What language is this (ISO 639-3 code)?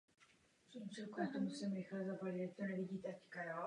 ces